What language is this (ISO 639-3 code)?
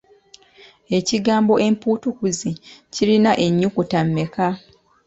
lug